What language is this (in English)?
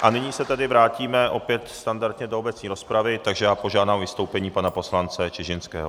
Czech